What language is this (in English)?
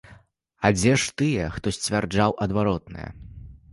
Belarusian